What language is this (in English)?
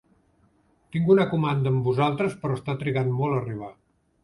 Catalan